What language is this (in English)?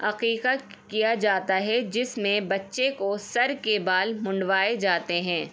Urdu